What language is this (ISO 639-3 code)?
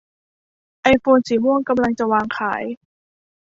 tha